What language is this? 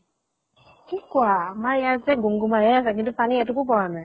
Assamese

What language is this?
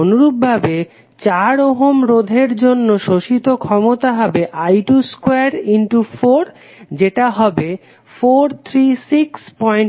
Bangla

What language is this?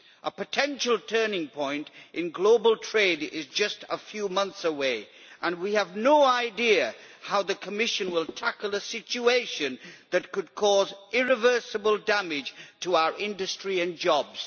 English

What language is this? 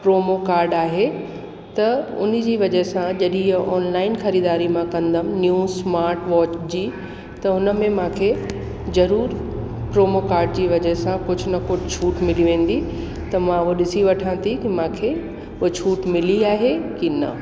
Sindhi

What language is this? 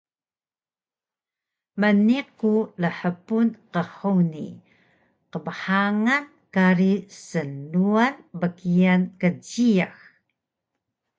Taroko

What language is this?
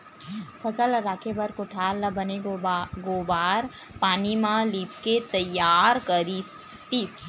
Chhattisgarhi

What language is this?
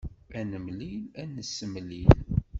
Kabyle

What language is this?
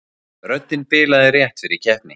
Icelandic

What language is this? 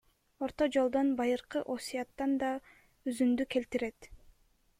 Kyrgyz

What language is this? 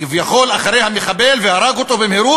Hebrew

